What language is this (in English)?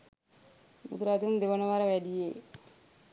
Sinhala